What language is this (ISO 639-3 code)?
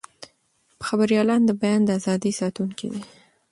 pus